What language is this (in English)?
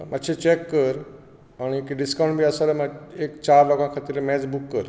Konkani